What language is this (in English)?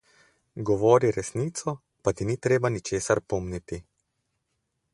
Slovenian